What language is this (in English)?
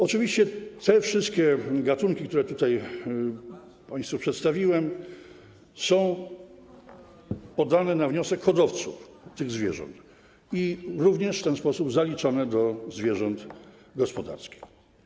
Polish